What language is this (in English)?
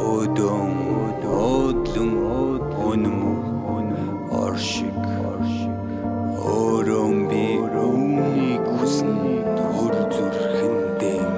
Mongolian